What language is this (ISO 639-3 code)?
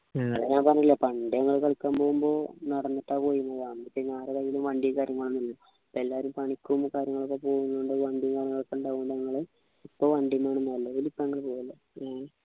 mal